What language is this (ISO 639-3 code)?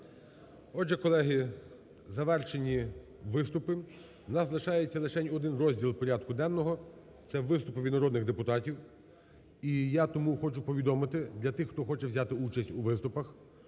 ukr